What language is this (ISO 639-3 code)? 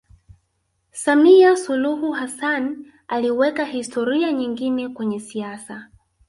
swa